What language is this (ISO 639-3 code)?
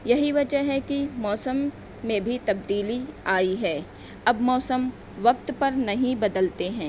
urd